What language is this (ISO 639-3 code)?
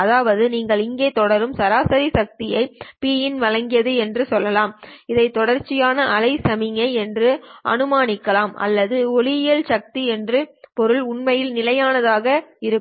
tam